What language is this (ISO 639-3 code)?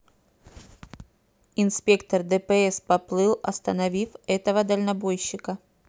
rus